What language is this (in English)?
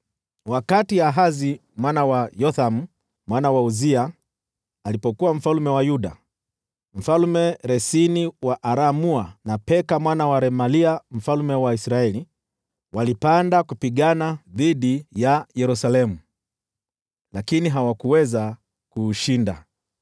Swahili